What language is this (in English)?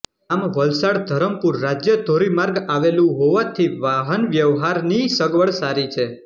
Gujarati